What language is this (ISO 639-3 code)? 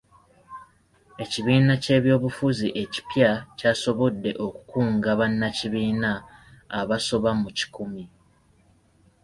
lug